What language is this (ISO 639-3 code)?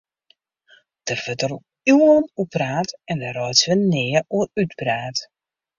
fry